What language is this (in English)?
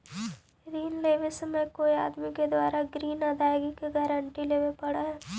Magahi